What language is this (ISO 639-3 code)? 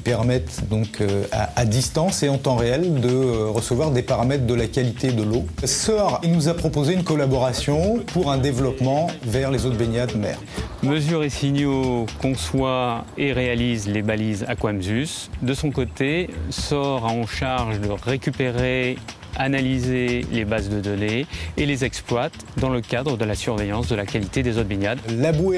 fra